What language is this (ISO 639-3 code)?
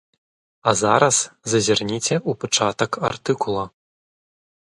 bel